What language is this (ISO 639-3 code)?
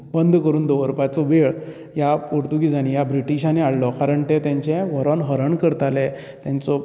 kok